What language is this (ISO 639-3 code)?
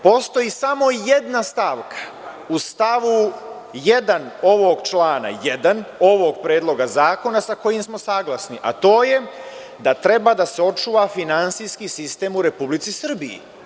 srp